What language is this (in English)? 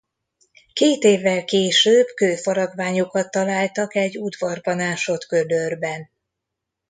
Hungarian